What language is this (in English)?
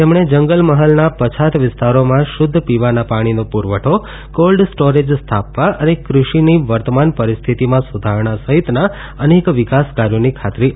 Gujarati